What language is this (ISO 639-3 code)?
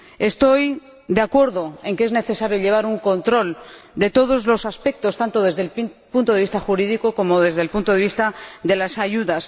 spa